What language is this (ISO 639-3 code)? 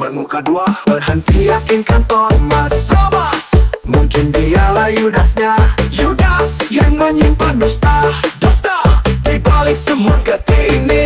ind